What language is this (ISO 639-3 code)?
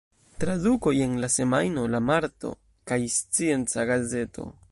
epo